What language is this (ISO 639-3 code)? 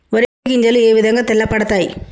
tel